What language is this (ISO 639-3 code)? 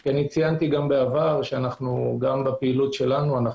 heb